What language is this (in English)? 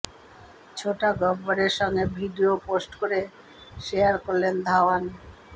Bangla